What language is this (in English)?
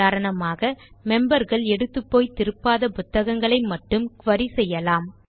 Tamil